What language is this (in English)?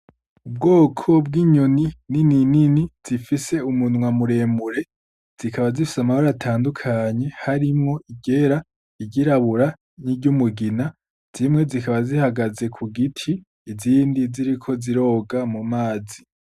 Rundi